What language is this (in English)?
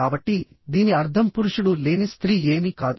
Telugu